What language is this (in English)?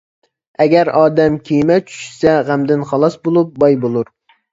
Uyghur